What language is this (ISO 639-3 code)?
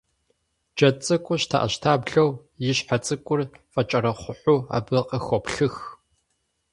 kbd